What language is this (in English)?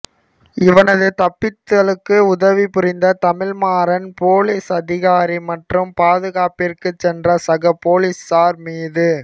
Tamil